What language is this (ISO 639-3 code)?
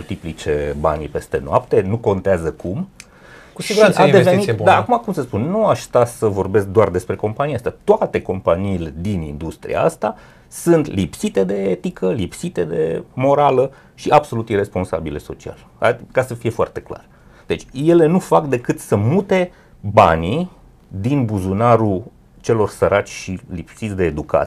ron